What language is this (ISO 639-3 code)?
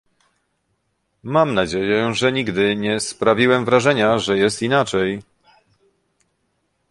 pol